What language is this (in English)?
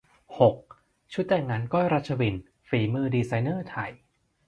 Thai